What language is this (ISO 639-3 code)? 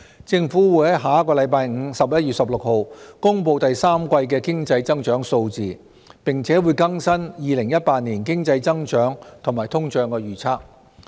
yue